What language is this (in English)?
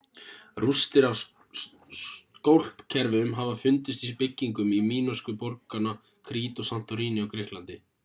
Icelandic